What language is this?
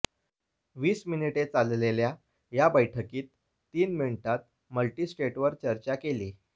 Marathi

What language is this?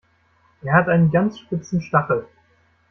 German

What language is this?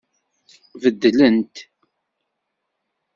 Kabyle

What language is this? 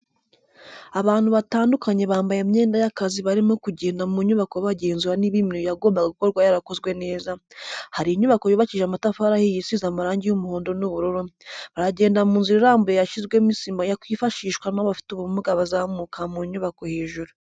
Kinyarwanda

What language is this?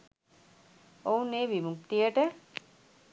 Sinhala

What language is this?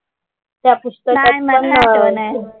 Marathi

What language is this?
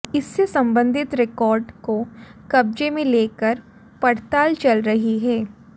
Hindi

